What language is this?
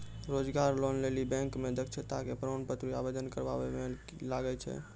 Maithili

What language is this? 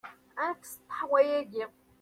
Kabyle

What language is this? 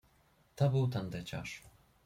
Polish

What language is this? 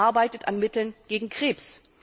German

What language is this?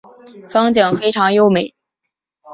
Chinese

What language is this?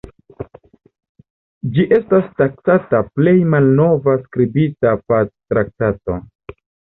Esperanto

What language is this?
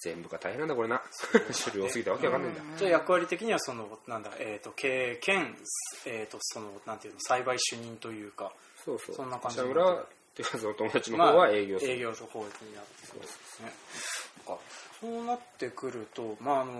Japanese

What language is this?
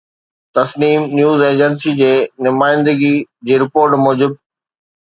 Sindhi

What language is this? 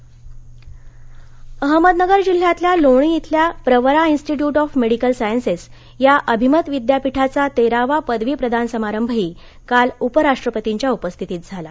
Marathi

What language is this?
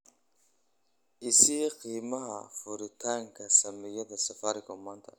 Somali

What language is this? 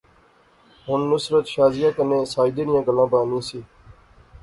Pahari-Potwari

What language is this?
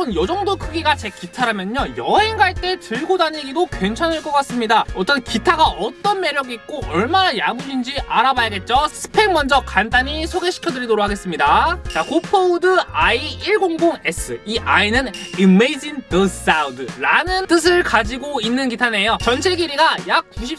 Korean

